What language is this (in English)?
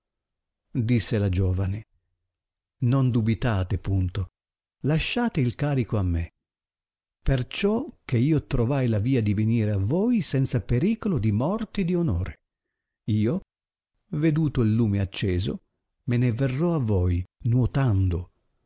Italian